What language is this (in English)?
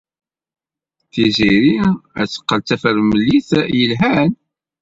Kabyle